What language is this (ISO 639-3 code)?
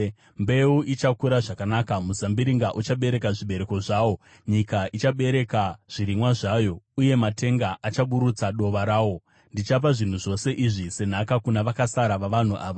sna